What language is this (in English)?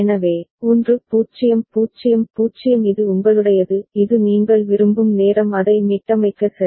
Tamil